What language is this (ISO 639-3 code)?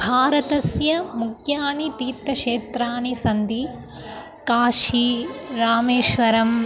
san